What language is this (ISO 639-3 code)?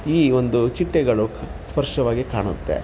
kan